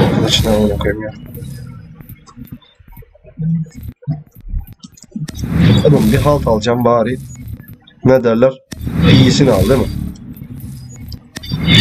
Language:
Turkish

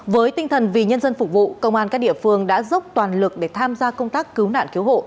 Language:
Vietnamese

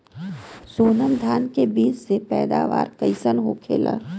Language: Bhojpuri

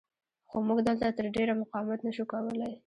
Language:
Pashto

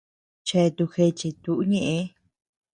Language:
Tepeuxila Cuicatec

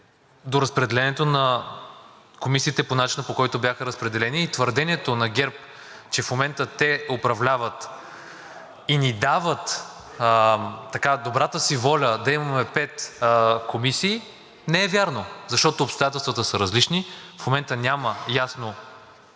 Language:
Bulgarian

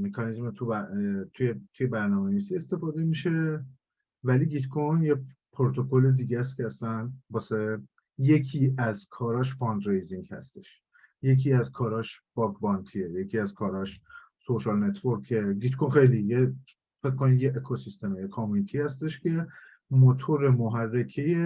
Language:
Persian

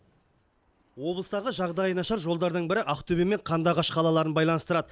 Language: Kazakh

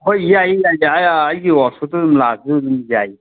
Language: Manipuri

